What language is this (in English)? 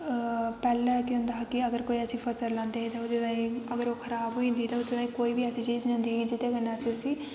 Dogri